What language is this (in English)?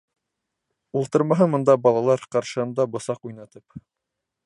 Bashkir